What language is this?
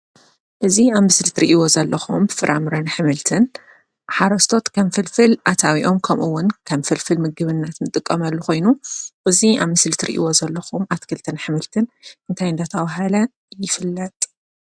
Tigrinya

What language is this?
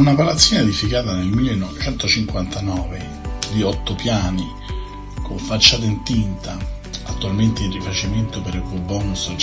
Italian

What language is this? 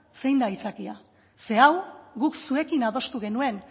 Basque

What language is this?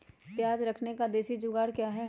Magahi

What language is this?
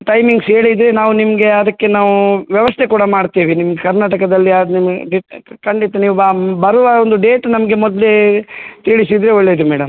Kannada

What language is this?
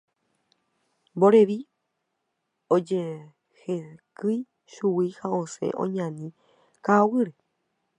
Guarani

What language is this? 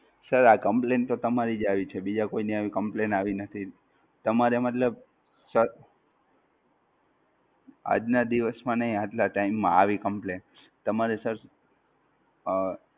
Gujarati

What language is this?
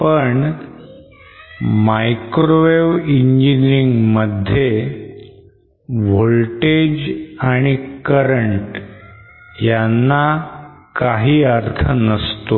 Marathi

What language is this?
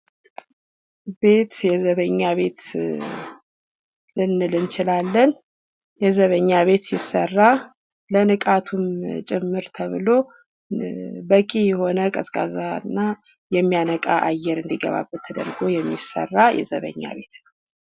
Amharic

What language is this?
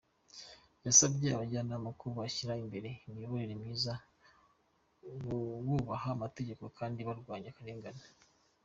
Kinyarwanda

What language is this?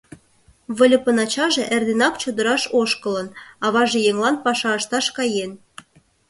Mari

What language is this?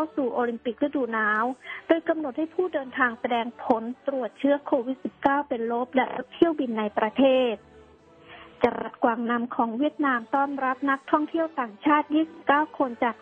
Thai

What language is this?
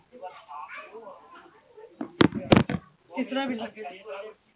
Marathi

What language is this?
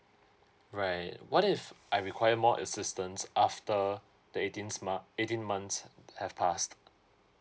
English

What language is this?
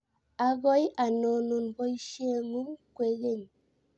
Kalenjin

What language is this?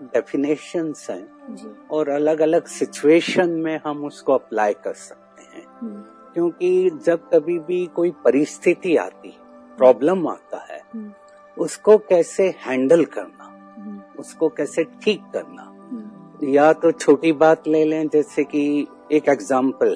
Hindi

